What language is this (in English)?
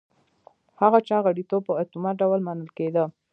Pashto